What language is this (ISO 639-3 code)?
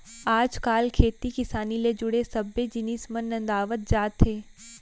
hne